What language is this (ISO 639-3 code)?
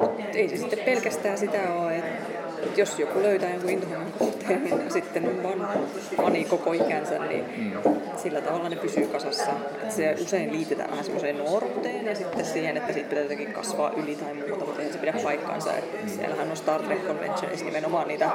fin